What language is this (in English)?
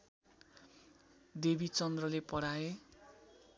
Nepali